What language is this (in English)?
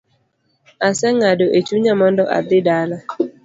Luo (Kenya and Tanzania)